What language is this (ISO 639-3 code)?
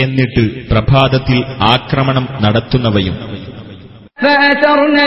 mal